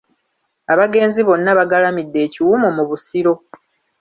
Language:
Ganda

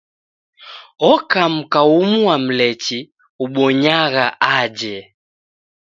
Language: Taita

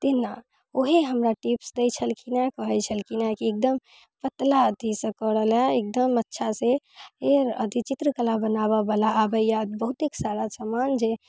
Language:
Maithili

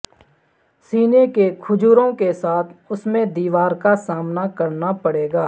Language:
Urdu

